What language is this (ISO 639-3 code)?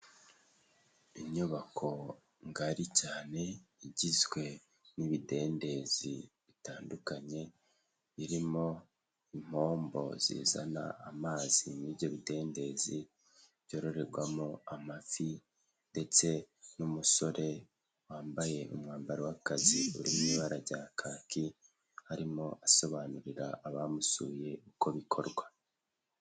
kin